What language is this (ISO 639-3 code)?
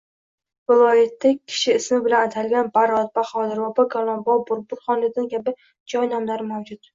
uzb